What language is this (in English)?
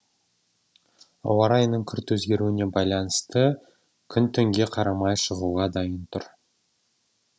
Kazakh